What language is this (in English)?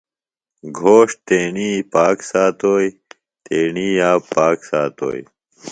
Phalura